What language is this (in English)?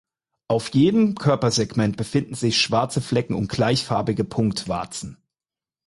German